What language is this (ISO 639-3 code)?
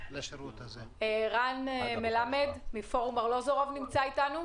heb